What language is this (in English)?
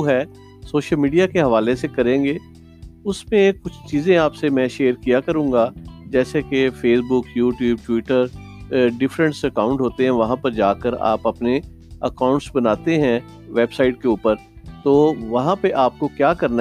Urdu